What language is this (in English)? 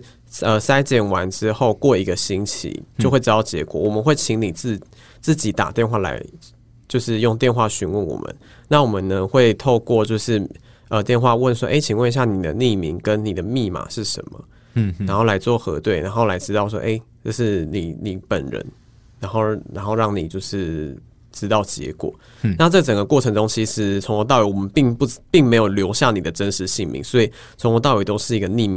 Chinese